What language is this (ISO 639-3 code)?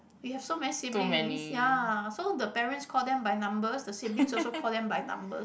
eng